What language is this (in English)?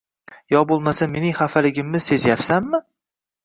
Uzbek